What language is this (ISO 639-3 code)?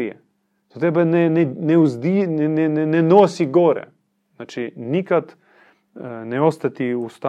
hrv